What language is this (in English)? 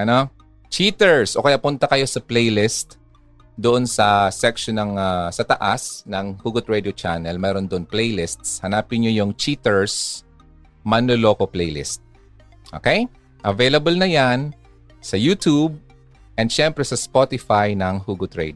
Filipino